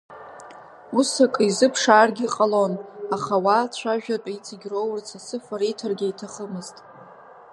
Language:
Abkhazian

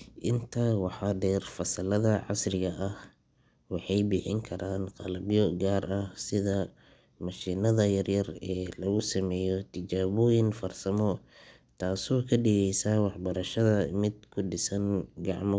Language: Somali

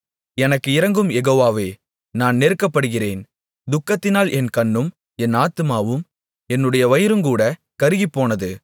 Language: Tamil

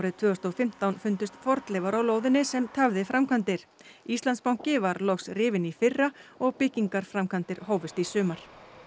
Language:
Icelandic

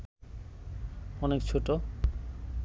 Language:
Bangla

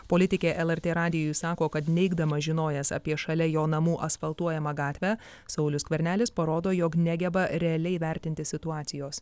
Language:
Lithuanian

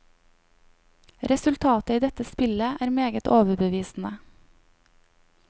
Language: Norwegian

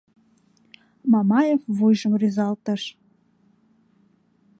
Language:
Mari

